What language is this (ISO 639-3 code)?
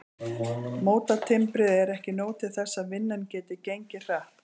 isl